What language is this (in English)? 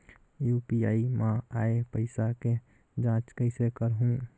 Chhattisgarhi